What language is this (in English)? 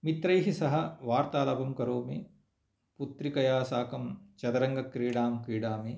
Sanskrit